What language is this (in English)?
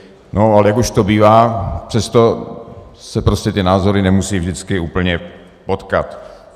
Czech